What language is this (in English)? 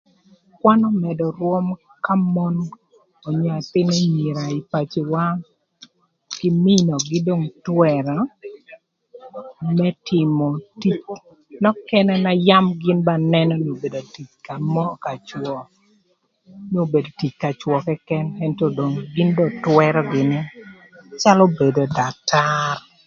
Thur